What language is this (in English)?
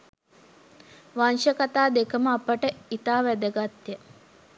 Sinhala